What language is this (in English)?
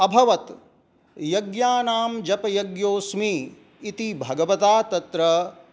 Sanskrit